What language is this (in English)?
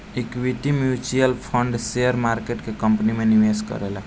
Bhojpuri